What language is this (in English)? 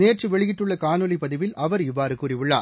Tamil